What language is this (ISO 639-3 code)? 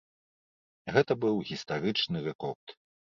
bel